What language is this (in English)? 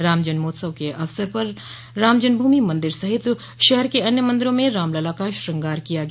Hindi